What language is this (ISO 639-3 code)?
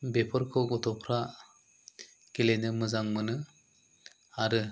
brx